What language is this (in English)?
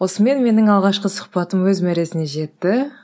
Kazakh